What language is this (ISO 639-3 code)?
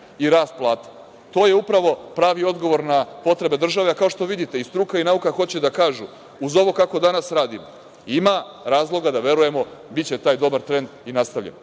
srp